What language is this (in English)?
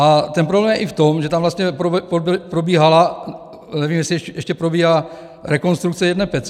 Czech